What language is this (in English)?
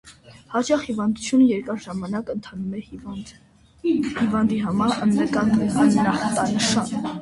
Armenian